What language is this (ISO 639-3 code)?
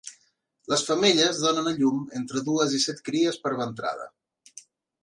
cat